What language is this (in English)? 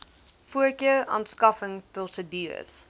Afrikaans